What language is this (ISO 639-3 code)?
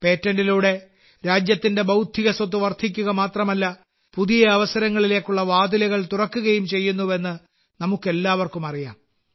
mal